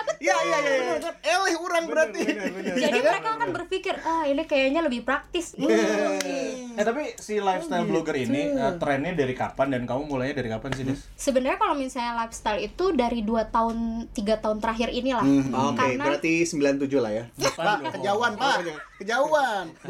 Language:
Indonesian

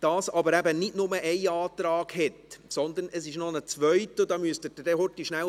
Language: Swiss German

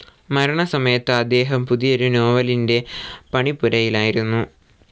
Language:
Malayalam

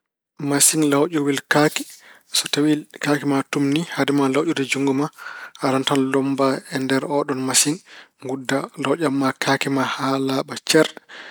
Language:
Fula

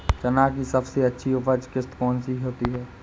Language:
Hindi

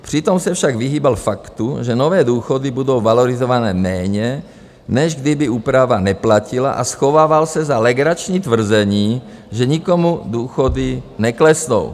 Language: Czech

